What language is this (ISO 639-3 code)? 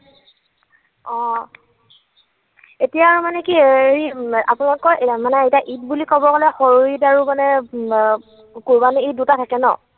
asm